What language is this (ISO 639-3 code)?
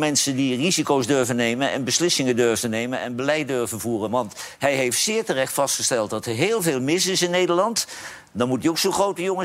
nld